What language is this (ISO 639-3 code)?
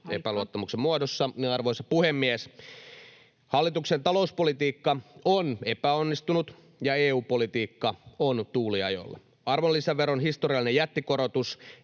fin